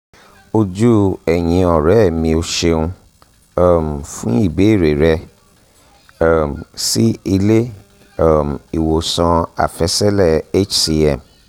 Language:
Yoruba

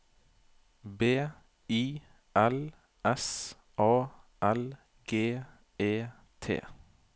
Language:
Norwegian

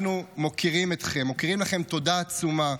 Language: Hebrew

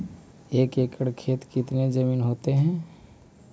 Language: Magahi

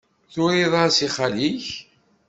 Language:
Kabyle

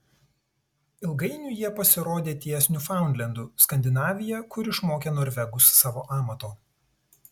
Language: Lithuanian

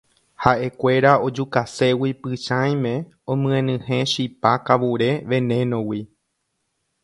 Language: Guarani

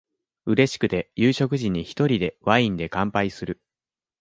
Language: Japanese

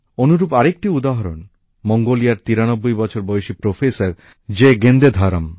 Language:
Bangla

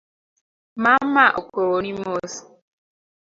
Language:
Luo (Kenya and Tanzania)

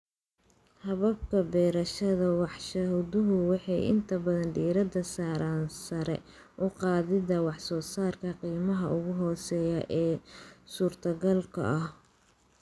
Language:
Somali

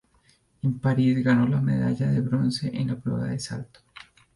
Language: Spanish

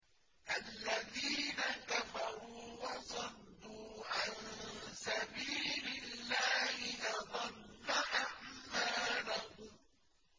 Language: Arabic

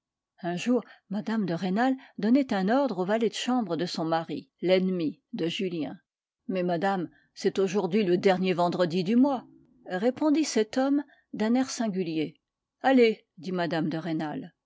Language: French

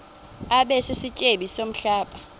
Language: Xhosa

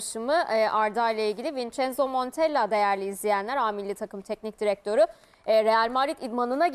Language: Turkish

